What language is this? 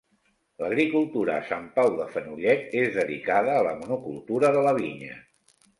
Catalan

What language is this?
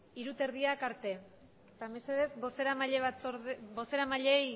Basque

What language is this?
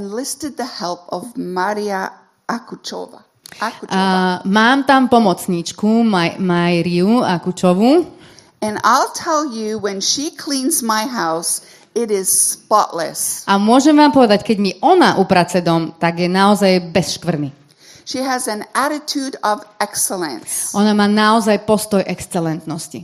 Slovak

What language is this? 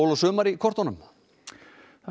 Icelandic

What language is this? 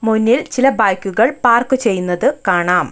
Malayalam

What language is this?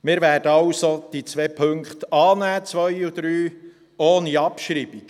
Swiss German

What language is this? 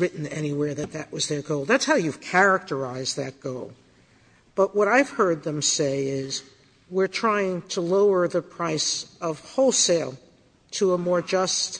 English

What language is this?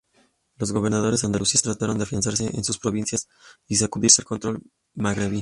Spanish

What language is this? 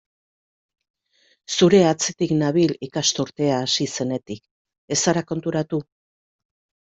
Basque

